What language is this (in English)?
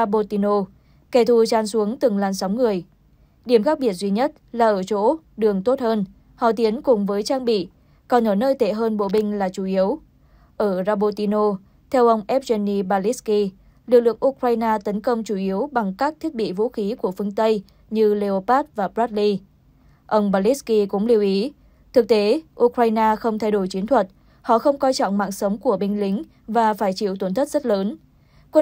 Vietnamese